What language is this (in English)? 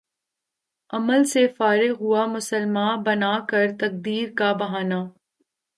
Urdu